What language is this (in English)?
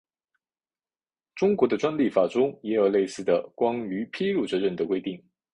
Chinese